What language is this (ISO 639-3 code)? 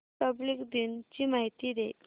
mar